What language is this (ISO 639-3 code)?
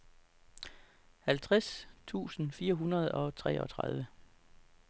dan